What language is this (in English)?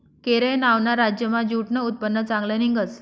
Marathi